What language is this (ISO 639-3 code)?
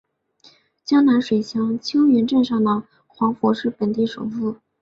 zho